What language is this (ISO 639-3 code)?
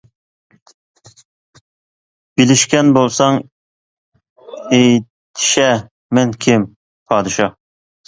uig